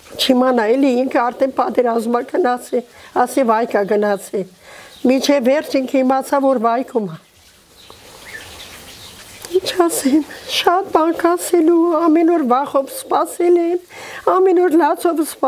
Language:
Romanian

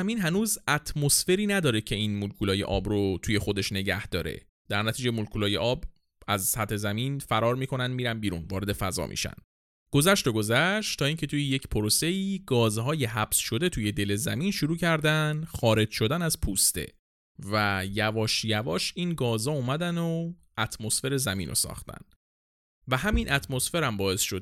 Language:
Persian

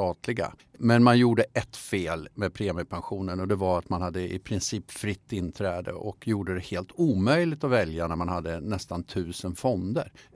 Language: Swedish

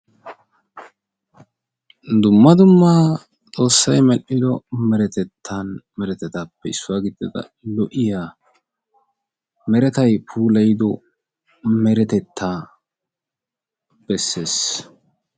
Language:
Wolaytta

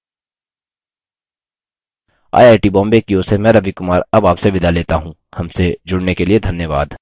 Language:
Hindi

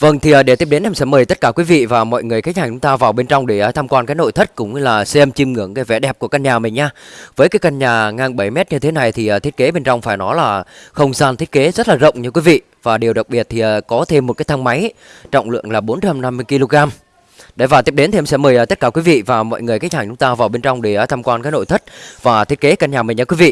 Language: Vietnamese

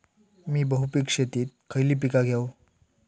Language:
Marathi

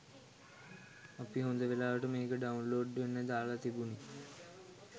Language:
Sinhala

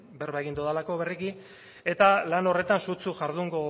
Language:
Basque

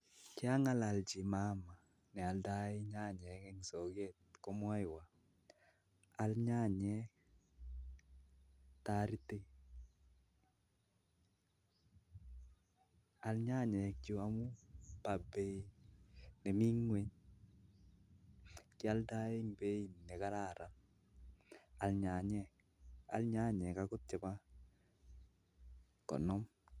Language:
Kalenjin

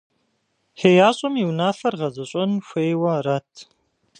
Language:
Kabardian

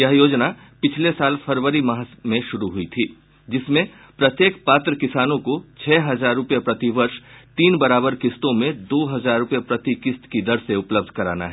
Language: Hindi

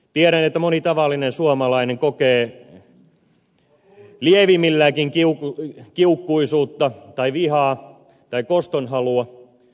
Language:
Finnish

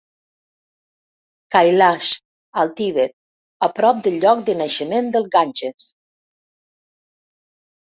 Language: Catalan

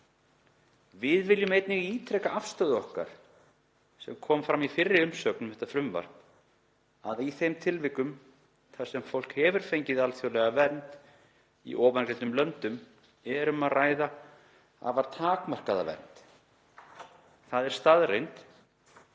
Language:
Icelandic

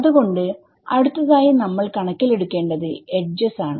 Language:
Malayalam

